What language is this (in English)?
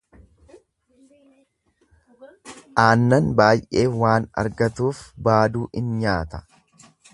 Oromo